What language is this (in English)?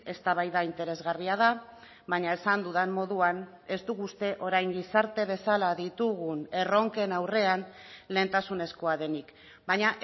Basque